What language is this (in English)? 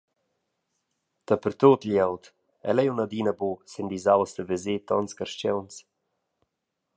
Romansh